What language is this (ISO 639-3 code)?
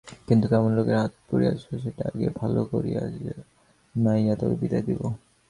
ben